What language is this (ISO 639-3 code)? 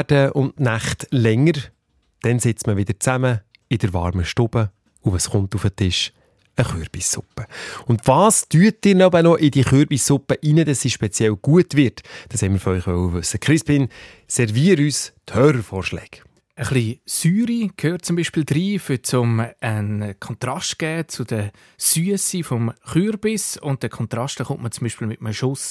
deu